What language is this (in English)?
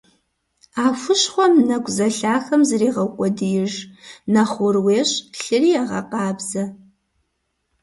Kabardian